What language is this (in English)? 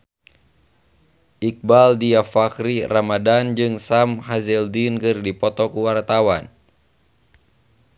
Sundanese